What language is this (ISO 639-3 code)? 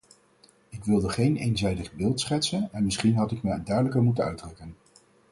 nld